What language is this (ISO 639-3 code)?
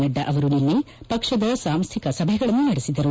kan